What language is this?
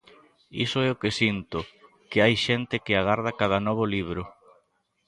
Galician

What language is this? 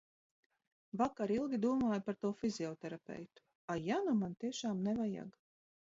Latvian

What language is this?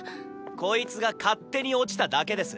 Japanese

